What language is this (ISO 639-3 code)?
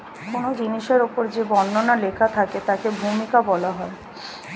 ben